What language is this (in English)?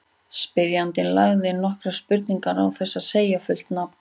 Icelandic